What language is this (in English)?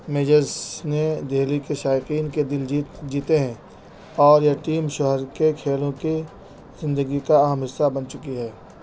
Urdu